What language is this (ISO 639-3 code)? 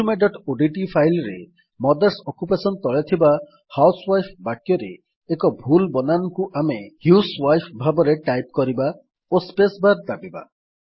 ori